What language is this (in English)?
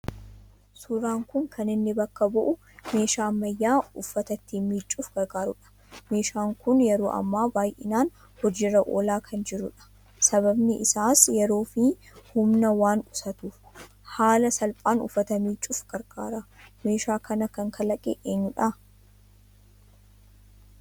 Oromo